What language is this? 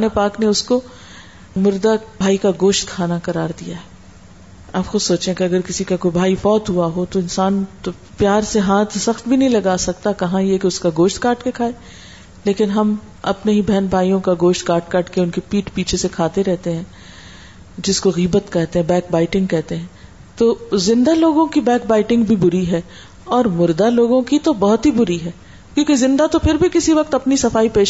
Urdu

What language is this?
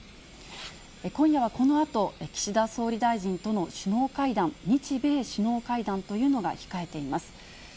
Japanese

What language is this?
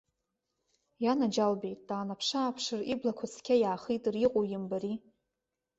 Abkhazian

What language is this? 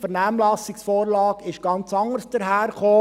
Swiss German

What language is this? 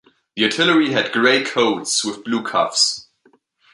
English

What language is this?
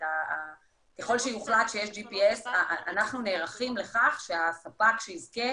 Hebrew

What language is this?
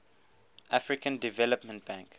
English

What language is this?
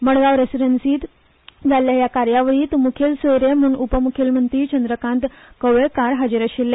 Konkani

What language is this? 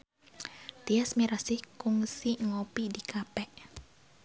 Sundanese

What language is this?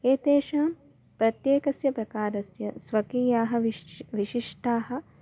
Sanskrit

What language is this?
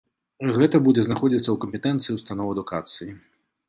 Belarusian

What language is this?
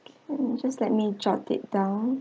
English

